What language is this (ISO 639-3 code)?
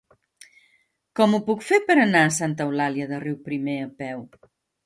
cat